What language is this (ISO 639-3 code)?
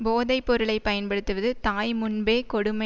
tam